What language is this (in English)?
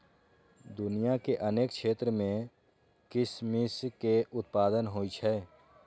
Maithili